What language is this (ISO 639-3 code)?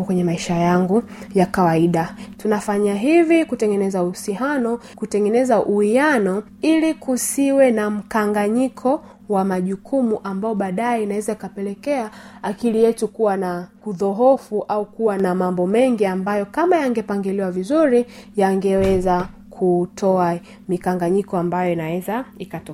swa